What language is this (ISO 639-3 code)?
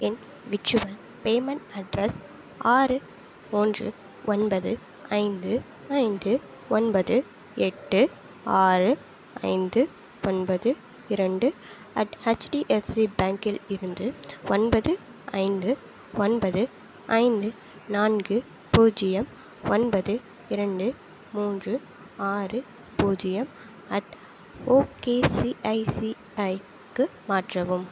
tam